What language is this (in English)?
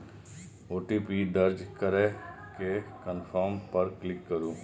Maithili